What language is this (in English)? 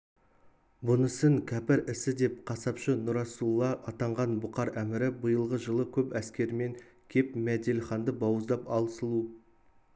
Kazakh